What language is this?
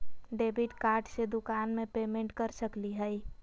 Magahi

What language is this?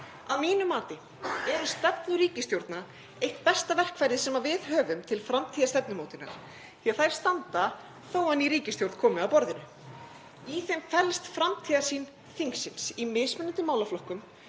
Icelandic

